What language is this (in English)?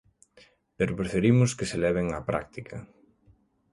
Galician